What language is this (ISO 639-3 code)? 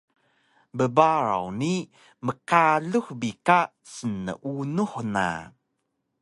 trv